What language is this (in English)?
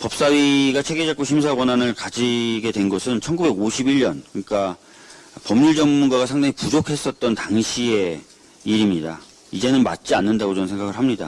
Korean